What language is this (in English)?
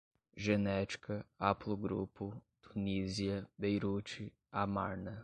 Portuguese